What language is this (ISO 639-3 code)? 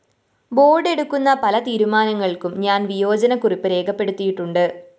mal